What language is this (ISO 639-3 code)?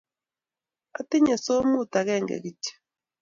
kln